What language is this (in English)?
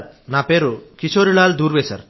Telugu